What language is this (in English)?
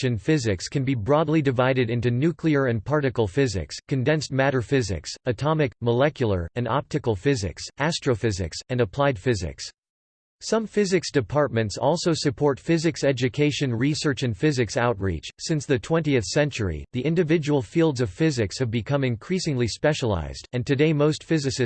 English